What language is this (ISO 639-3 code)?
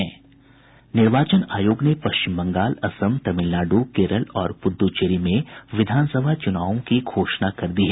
hin